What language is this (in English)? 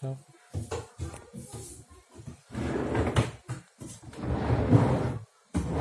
Indonesian